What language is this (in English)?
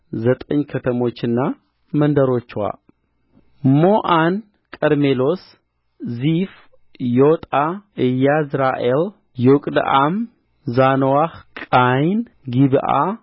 Amharic